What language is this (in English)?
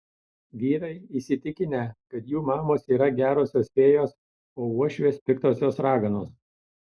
Lithuanian